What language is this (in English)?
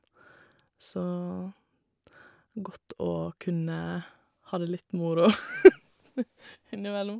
Norwegian